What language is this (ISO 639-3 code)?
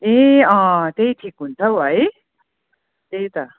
nep